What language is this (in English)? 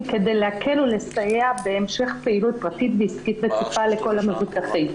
Hebrew